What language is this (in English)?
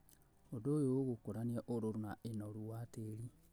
Kikuyu